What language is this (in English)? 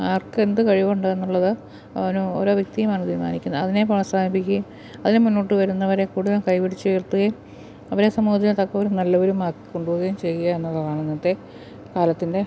Malayalam